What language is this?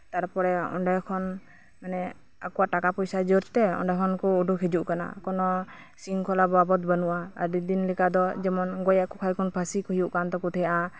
Santali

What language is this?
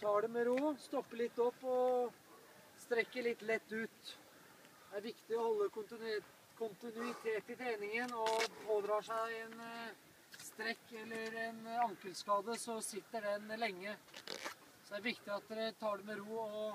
Norwegian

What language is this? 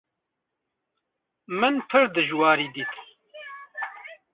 Kurdish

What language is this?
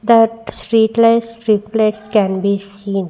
English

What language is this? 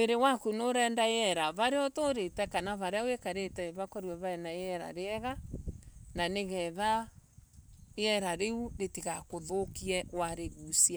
Embu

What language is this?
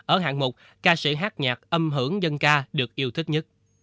Vietnamese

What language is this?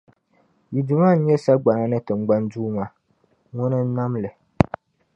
Dagbani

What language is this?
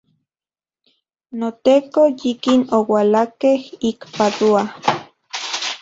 Central Puebla Nahuatl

